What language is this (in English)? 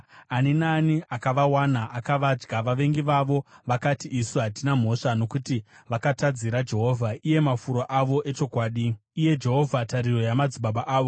Shona